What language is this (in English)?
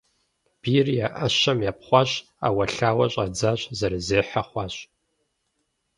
Kabardian